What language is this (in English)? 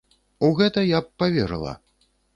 Belarusian